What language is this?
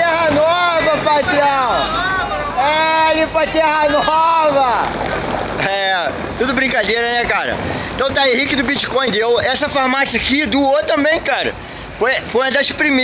Portuguese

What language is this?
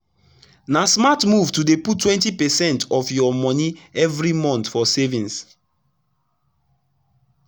Nigerian Pidgin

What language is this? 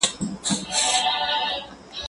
Pashto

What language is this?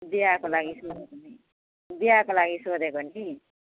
Nepali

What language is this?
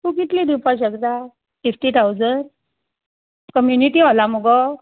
Konkani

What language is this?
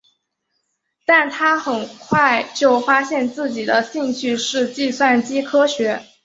Chinese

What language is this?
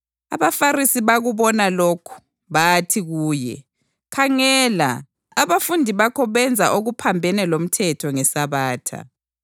North Ndebele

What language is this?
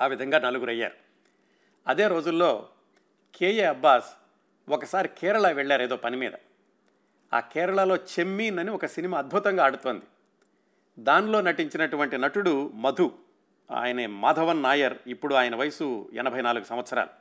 Telugu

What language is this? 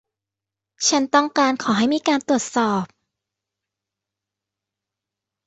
Thai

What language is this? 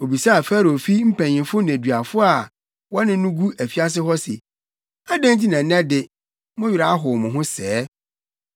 Akan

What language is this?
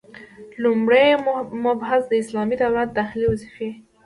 Pashto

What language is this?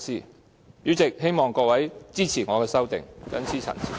Cantonese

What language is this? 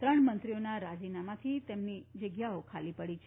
Gujarati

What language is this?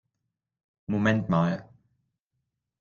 German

